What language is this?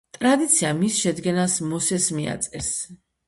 Georgian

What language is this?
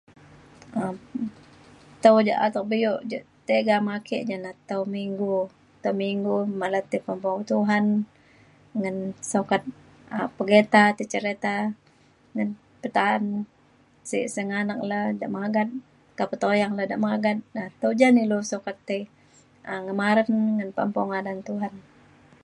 Mainstream Kenyah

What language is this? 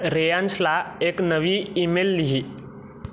Marathi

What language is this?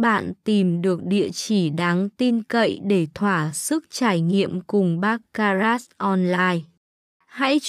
Vietnamese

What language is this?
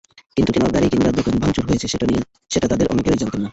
Bangla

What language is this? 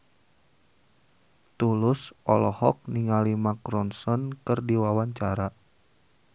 Sundanese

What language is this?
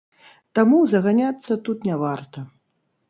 Belarusian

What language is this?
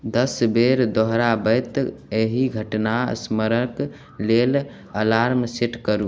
Maithili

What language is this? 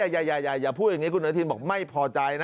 Thai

